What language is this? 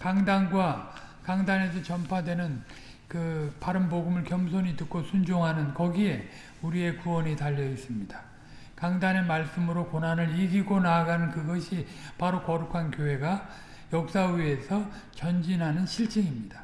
Korean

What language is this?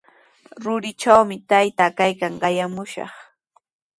Sihuas Ancash Quechua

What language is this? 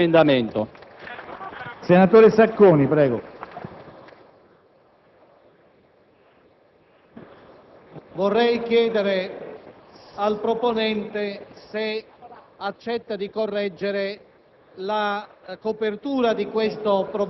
Italian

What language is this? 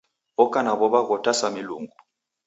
Taita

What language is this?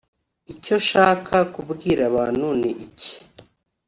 Kinyarwanda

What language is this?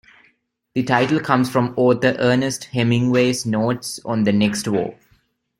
English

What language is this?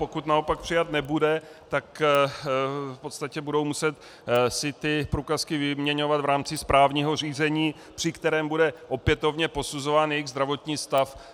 Czech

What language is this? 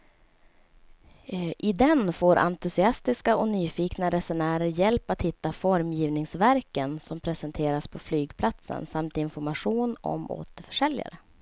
Swedish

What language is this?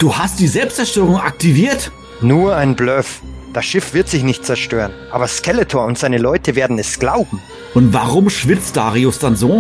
German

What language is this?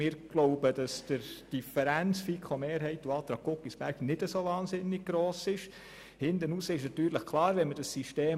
Swiss German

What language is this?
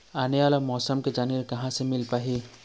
Chhattisgarhi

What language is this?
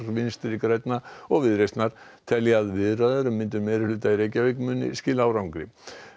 Icelandic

